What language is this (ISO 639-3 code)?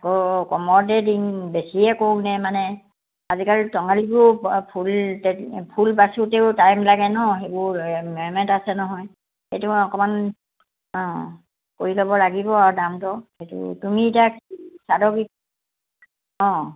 asm